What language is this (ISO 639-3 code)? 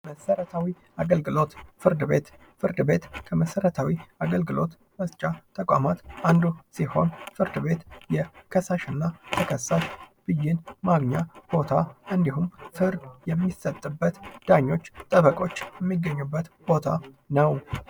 amh